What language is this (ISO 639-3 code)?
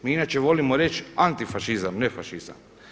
hrv